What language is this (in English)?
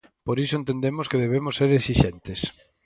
Galician